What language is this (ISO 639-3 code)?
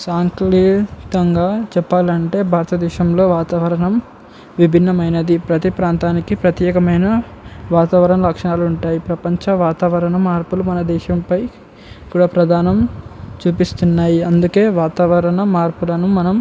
tel